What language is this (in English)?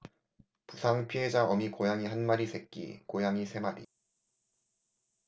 Korean